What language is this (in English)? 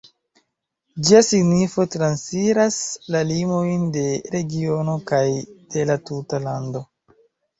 Esperanto